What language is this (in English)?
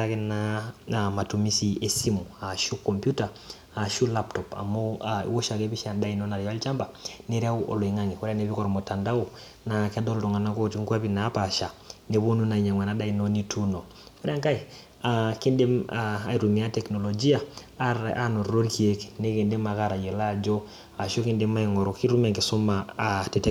Masai